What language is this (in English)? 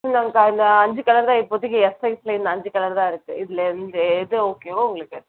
Tamil